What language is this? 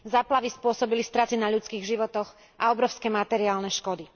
Slovak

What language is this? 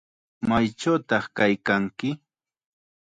Chiquián Ancash Quechua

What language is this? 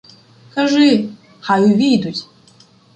Ukrainian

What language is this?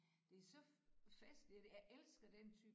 Danish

